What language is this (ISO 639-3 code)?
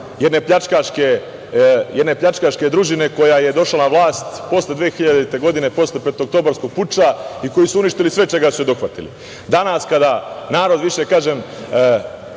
srp